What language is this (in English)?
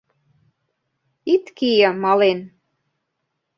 Mari